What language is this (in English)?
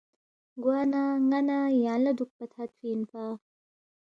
Balti